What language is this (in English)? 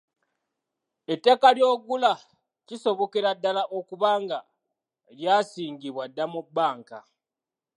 Ganda